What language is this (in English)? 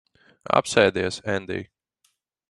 Latvian